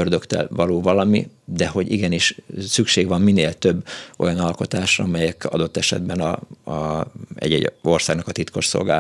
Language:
Hungarian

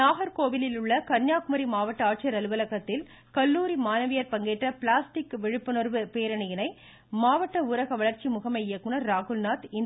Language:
Tamil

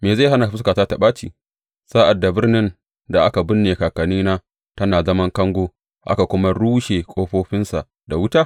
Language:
Hausa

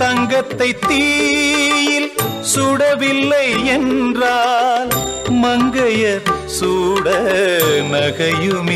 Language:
Tamil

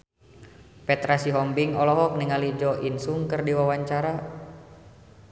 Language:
Sundanese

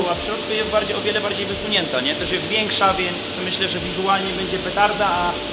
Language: Polish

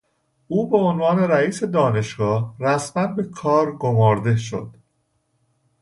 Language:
Persian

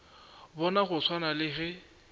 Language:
Northern Sotho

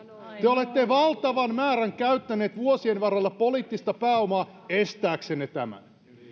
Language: Finnish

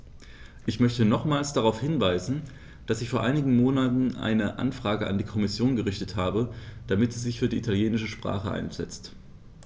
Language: German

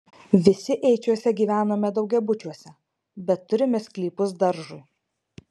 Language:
Lithuanian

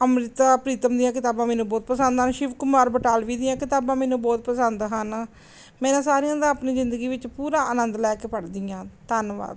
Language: Punjabi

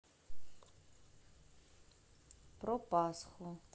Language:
Russian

